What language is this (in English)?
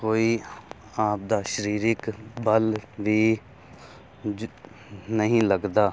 Punjabi